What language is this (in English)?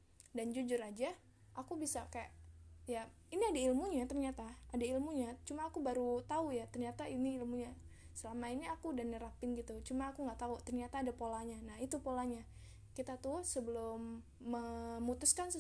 Indonesian